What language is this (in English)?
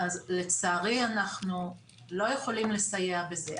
Hebrew